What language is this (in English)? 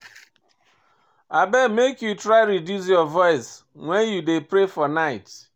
Nigerian Pidgin